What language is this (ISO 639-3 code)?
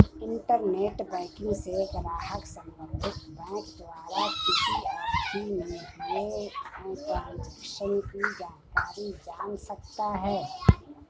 hin